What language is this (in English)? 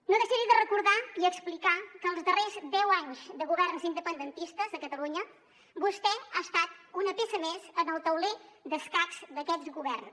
Catalan